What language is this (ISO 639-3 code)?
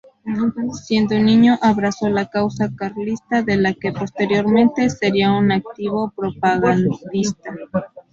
spa